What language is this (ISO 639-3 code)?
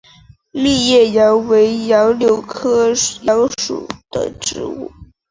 zho